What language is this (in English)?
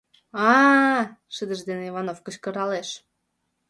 Mari